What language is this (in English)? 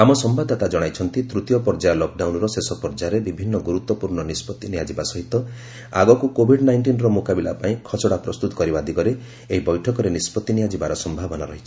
Odia